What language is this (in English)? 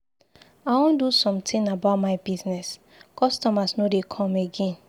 Nigerian Pidgin